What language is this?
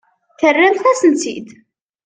Kabyle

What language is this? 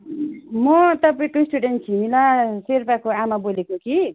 Nepali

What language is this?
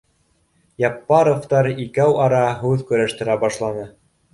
Bashkir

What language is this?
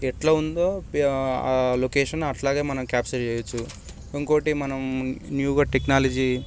Telugu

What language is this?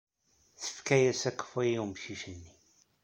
Kabyle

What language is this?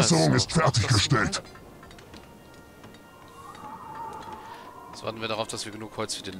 German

